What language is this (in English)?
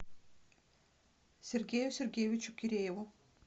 Russian